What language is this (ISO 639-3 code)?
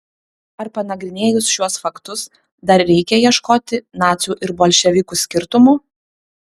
lit